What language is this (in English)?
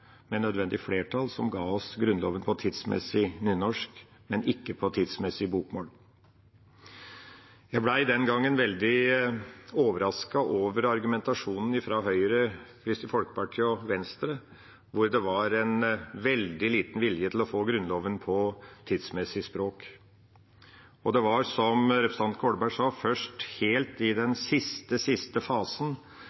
Norwegian Bokmål